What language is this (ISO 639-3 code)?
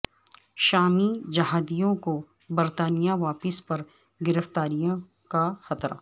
urd